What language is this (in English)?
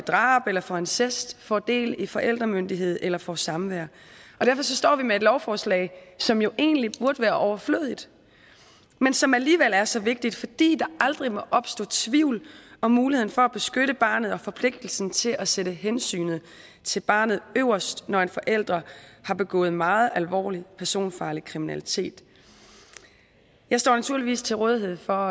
Danish